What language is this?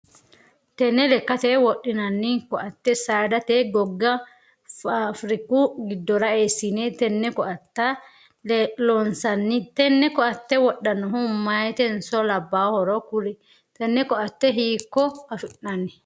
Sidamo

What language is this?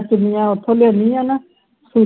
Punjabi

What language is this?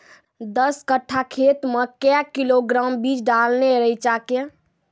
Maithili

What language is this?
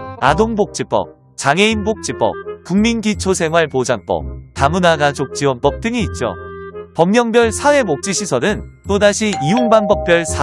Korean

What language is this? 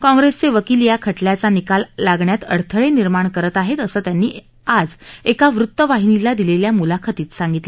Marathi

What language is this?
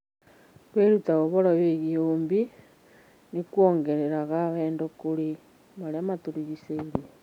Kikuyu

